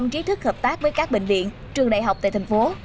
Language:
Vietnamese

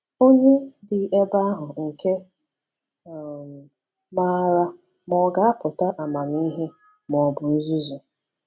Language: Igbo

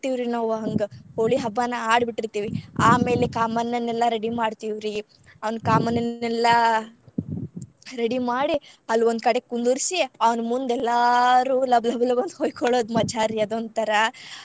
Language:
Kannada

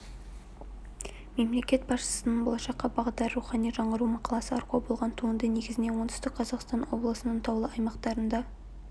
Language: Kazakh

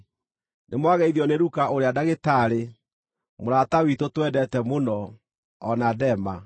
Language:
Kikuyu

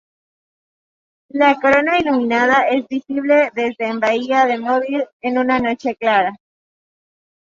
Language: Spanish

